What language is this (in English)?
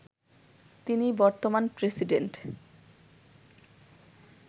Bangla